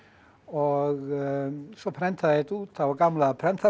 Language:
Icelandic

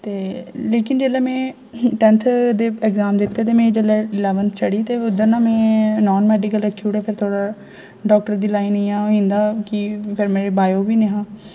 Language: Dogri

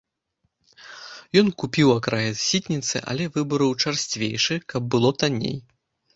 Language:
Belarusian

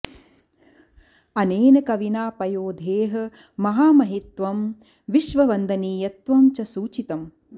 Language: Sanskrit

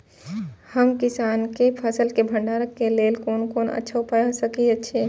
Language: Maithili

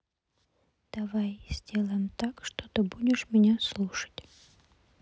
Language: Russian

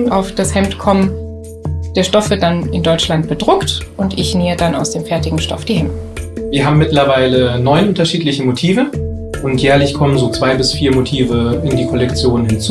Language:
German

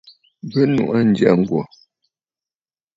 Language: Bafut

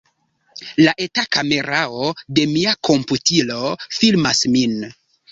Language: Esperanto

